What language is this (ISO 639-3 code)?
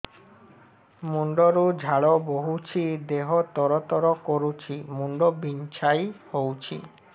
ori